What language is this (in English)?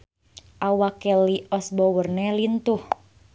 Sundanese